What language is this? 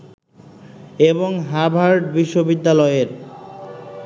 Bangla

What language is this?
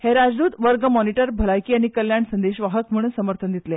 Konkani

